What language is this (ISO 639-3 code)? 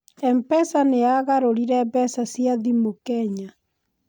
kik